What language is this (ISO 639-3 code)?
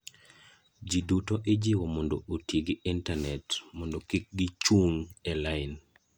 luo